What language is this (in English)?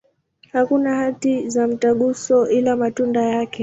Swahili